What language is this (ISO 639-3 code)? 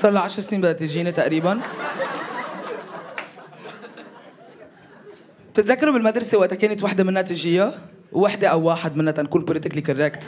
ara